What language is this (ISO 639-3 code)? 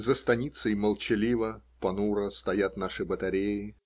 rus